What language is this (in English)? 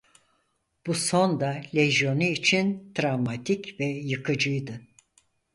Turkish